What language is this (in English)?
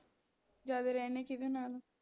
Punjabi